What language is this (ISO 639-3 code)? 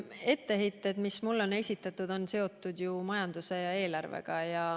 est